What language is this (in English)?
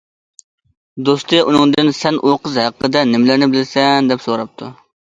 Uyghur